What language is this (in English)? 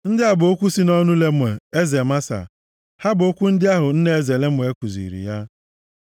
Igbo